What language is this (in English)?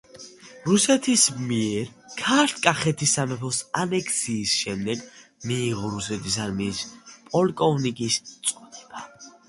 Georgian